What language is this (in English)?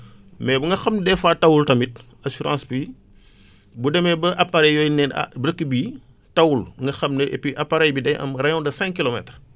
Wolof